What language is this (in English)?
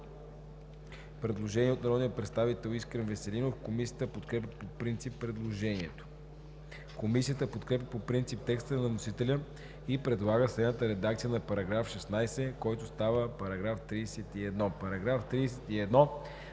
Bulgarian